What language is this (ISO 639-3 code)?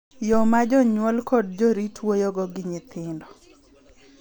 luo